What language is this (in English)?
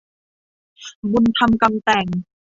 Thai